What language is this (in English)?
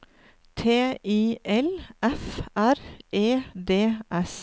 Norwegian